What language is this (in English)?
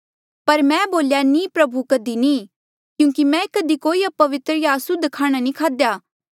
Mandeali